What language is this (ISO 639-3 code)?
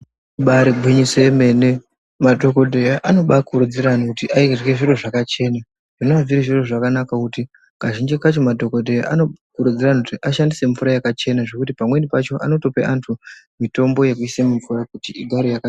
ndc